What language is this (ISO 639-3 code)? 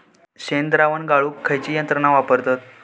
mar